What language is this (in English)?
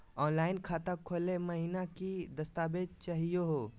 Magahi